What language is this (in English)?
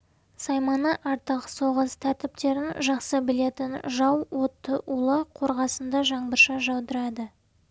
Kazakh